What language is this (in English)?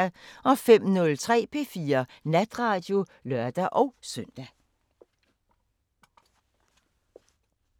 Danish